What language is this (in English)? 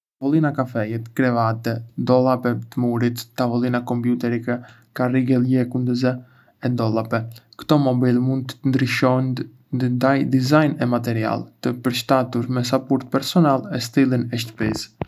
Arbëreshë Albanian